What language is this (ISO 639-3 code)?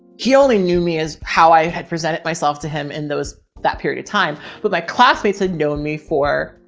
eng